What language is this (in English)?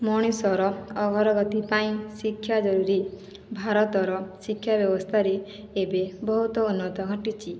Odia